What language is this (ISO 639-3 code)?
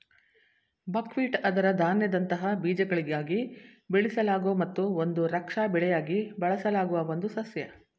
kan